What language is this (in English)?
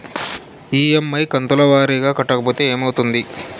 Telugu